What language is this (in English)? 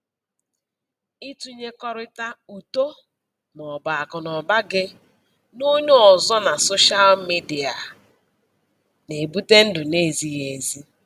Igbo